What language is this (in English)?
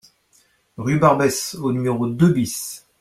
French